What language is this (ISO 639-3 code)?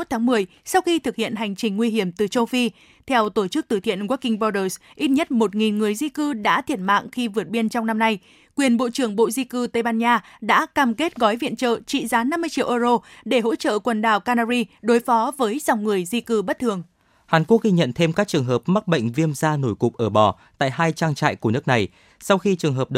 vie